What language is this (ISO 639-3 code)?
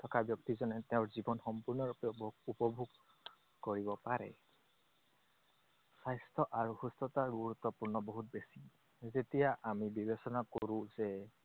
asm